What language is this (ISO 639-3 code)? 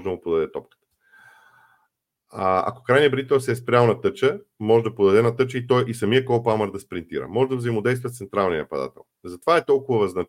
bul